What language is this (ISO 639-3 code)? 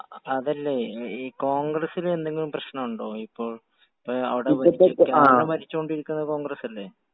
mal